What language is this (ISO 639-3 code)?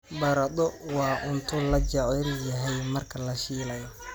som